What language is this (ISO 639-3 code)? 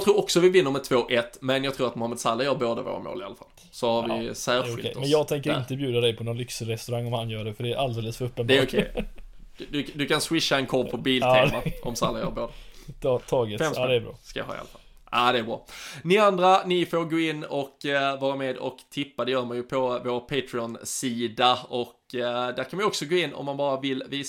swe